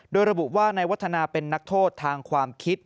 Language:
Thai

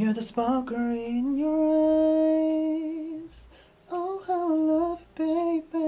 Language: Korean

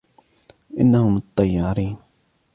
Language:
Arabic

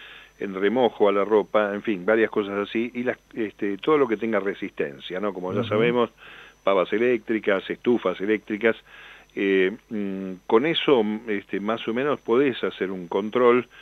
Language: Spanish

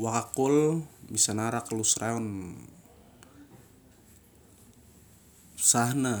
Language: Siar-Lak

